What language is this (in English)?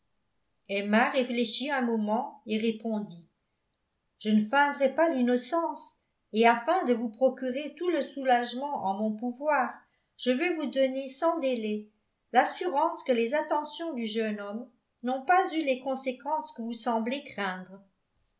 French